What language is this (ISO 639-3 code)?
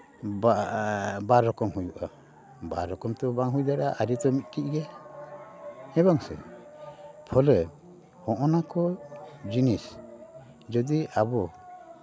sat